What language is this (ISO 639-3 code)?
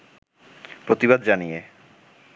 ben